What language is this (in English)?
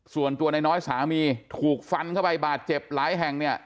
Thai